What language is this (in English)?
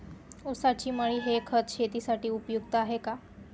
Marathi